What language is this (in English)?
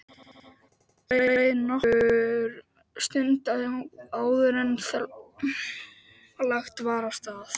Icelandic